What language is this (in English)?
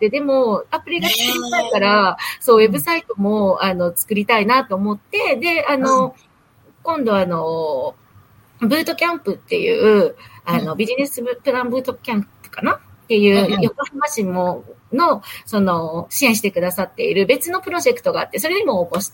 Japanese